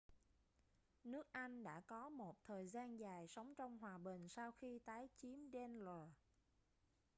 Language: Vietnamese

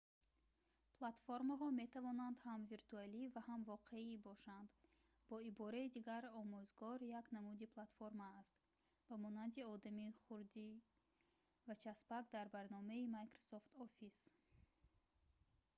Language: Tajik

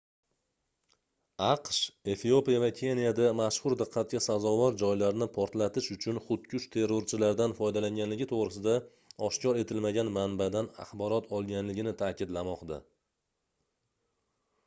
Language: Uzbek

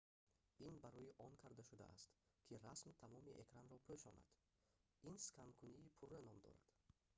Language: Tajik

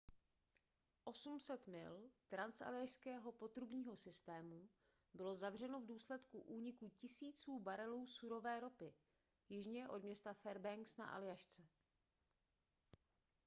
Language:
Czech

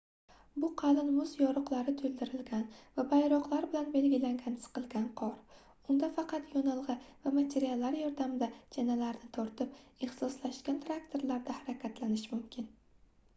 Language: Uzbek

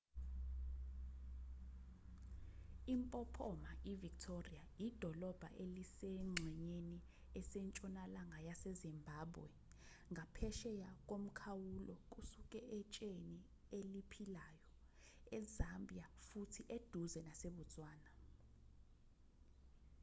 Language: Zulu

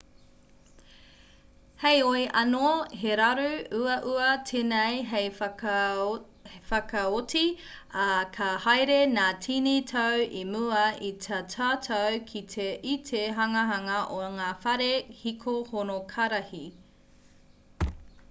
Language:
Māori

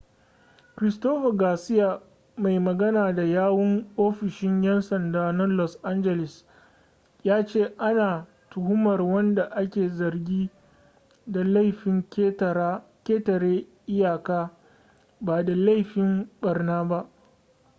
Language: Hausa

